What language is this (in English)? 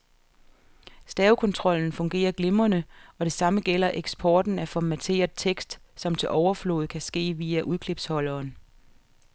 Danish